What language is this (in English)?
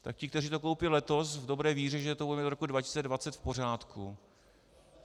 Czech